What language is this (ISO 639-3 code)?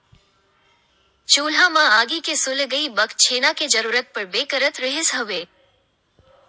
hne